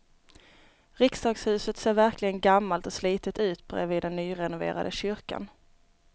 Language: Swedish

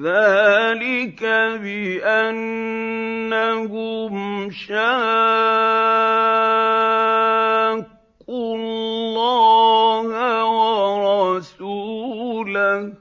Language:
Arabic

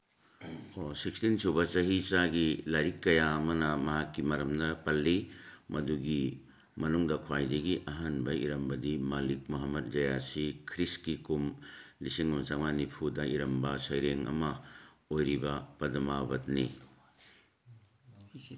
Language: Manipuri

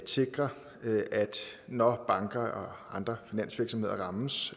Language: Danish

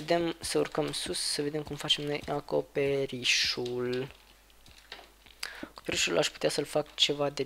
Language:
Romanian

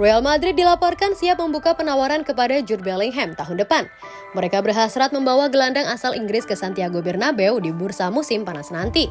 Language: Indonesian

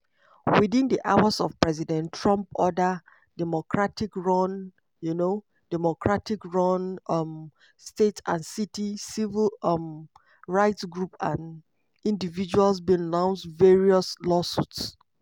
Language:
Nigerian Pidgin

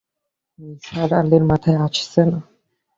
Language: Bangla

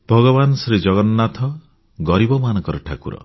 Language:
Odia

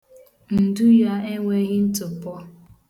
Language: Igbo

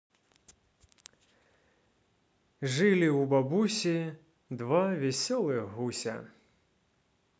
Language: Russian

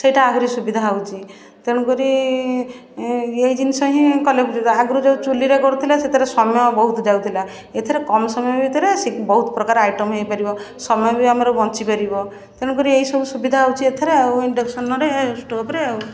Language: Odia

